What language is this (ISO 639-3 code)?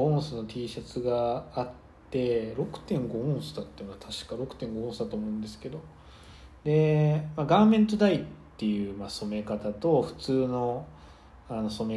jpn